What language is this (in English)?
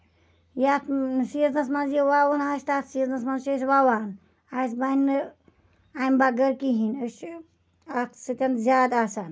Kashmiri